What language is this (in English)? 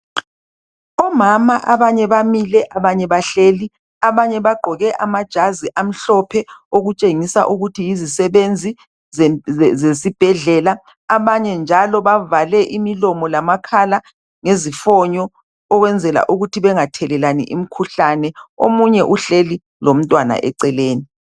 North Ndebele